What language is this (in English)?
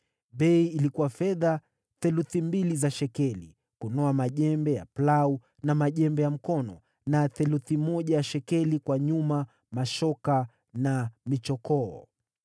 Swahili